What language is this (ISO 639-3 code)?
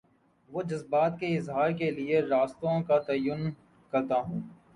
urd